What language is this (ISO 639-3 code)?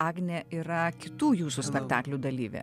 lit